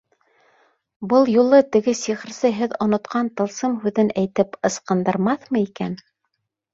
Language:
Bashkir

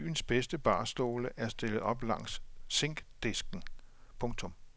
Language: Danish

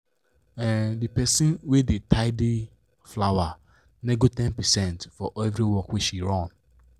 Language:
Nigerian Pidgin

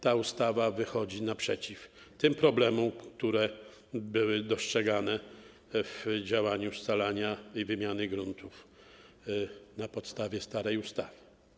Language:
Polish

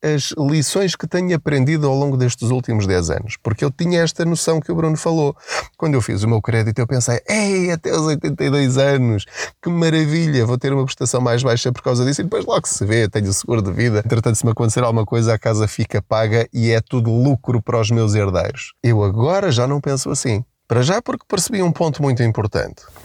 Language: Portuguese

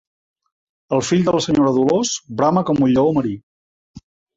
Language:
Catalan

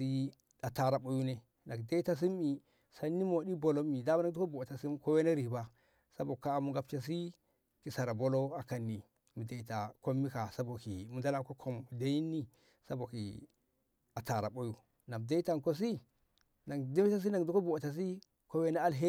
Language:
Ngamo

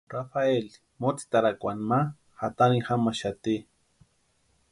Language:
Western Highland Purepecha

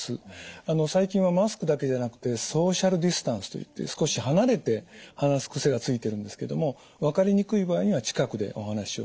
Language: Japanese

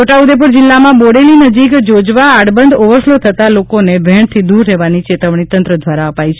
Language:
Gujarati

